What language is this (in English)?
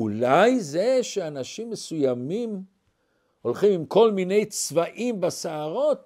Hebrew